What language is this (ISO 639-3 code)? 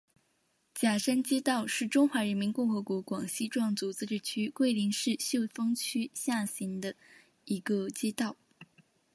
zho